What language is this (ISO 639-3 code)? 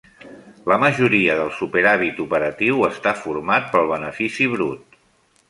cat